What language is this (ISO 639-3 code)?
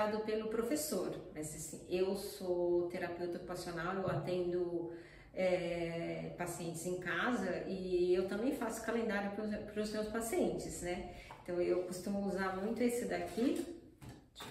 por